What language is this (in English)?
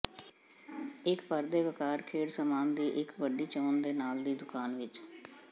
Punjabi